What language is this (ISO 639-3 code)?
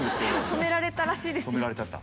jpn